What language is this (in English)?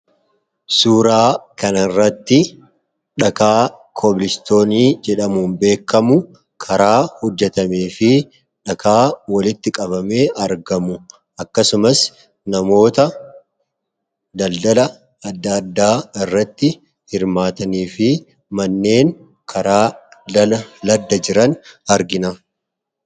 Oromo